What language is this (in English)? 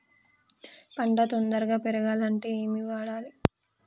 Telugu